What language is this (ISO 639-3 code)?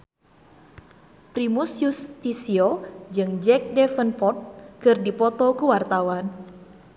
sun